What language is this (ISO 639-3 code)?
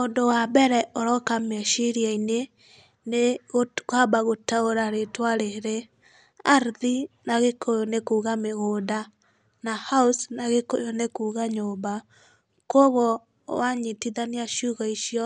kik